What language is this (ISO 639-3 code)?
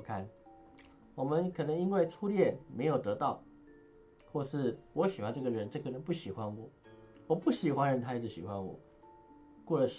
zho